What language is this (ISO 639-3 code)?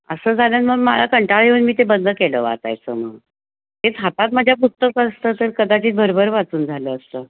mar